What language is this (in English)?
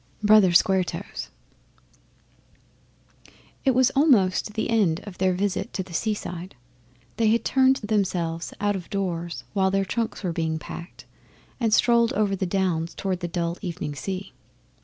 English